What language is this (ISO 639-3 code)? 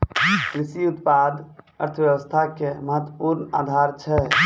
mai